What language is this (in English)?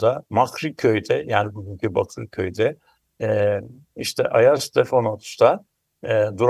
Turkish